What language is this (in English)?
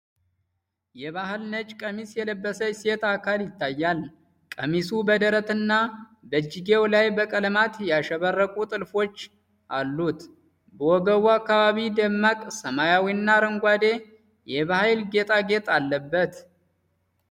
Amharic